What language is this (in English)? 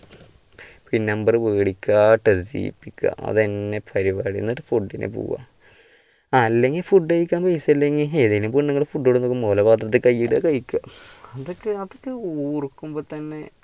Malayalam